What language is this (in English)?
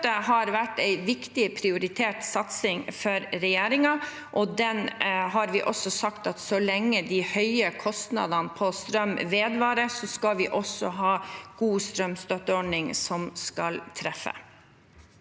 Norwegian